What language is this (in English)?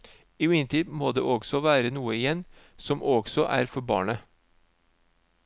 Norwegian